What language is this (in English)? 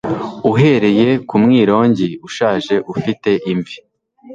Kinyarwanda